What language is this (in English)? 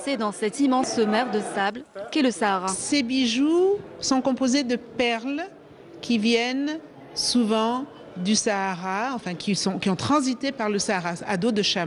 French